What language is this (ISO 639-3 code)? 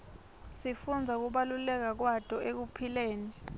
ssw